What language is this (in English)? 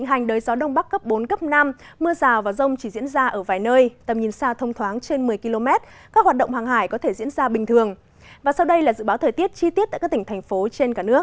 Vietnamese